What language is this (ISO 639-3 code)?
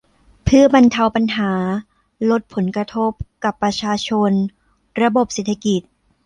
tha